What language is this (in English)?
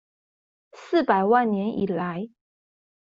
Chinese